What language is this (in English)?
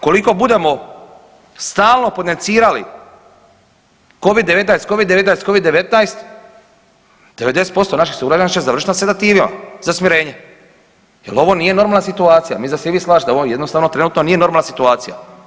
Croatian